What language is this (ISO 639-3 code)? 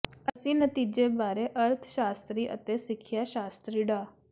pan